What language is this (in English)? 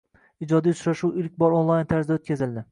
Uzbek